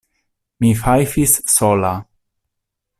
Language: Esperanto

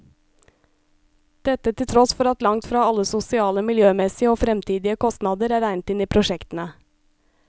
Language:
Norwegian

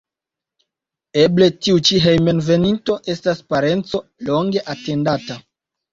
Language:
Esperanto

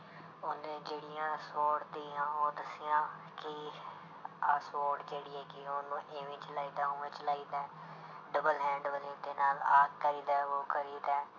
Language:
Punjabi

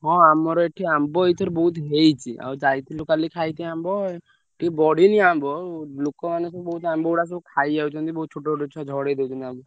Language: Odia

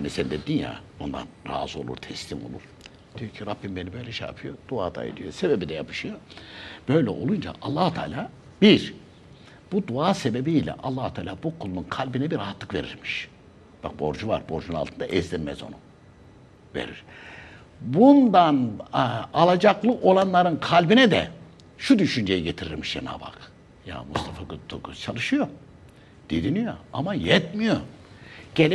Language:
Turkish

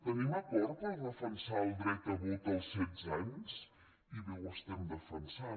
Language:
Catalan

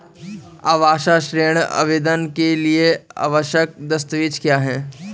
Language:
Hindi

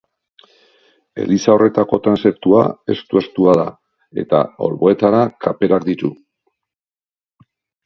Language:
Basque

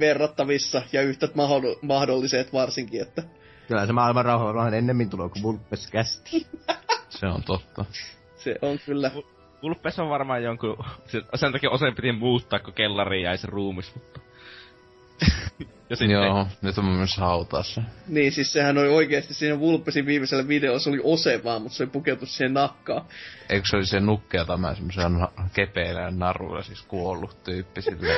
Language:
Finnish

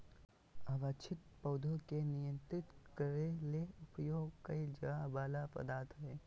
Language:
Magahi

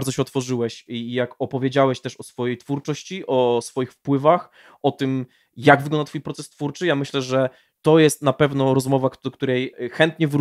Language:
Polish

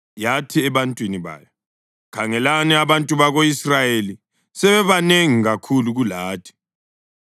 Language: North Ndebele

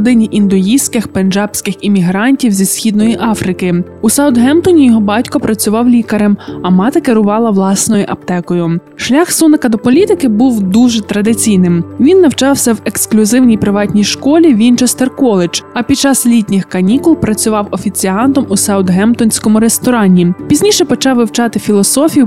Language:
Ukrainian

